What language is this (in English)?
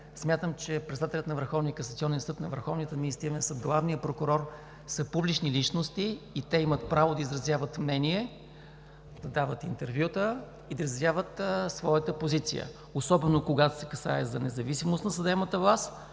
Bulgarian